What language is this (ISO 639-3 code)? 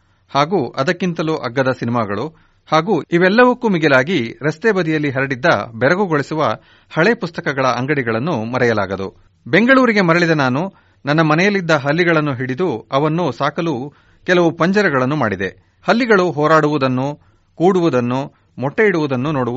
kan